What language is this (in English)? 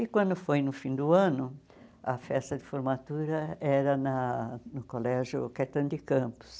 Portuguese